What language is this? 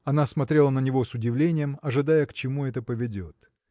Russian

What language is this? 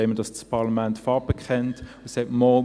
Swiss German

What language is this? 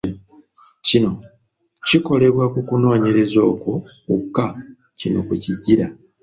Ganda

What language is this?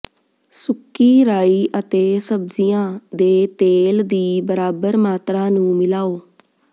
Punjabi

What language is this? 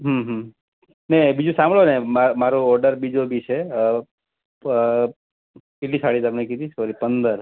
Gujarati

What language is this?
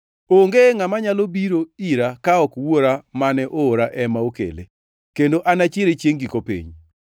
Luo (Kenya and Tanzania)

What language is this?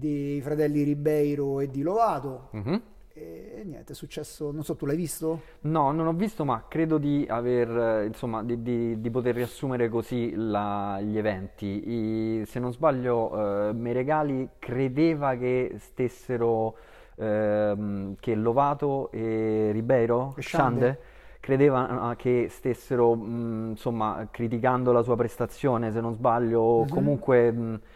Italian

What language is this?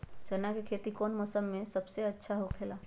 Magahi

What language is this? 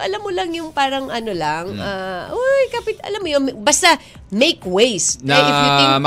Filipino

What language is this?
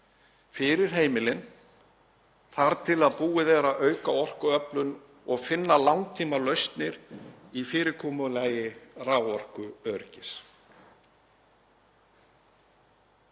Icelandic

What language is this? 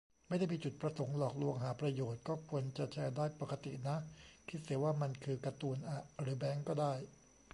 Thai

